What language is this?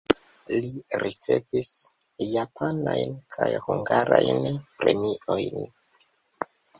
Esperanto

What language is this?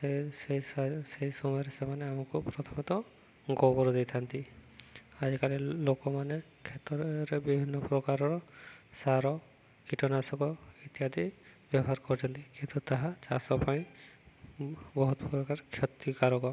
Odia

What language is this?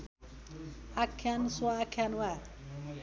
Nepali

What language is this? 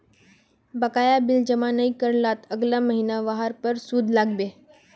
Magahi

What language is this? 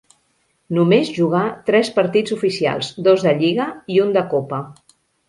Catalan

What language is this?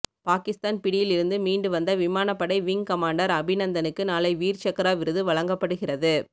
Tamil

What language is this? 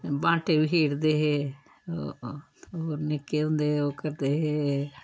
Dogri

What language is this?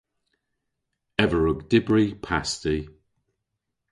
Cornish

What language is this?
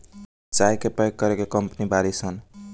Bhojpuri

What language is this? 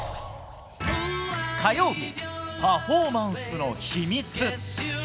Japanese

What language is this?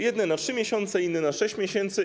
Polish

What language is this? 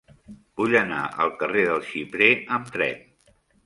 Catalan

